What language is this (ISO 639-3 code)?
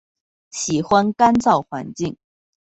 zho